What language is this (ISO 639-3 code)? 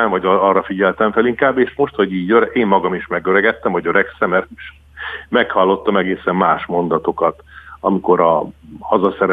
hun